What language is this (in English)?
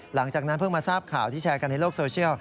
Thai